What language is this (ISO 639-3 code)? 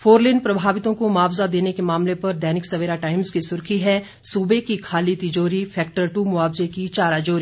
hin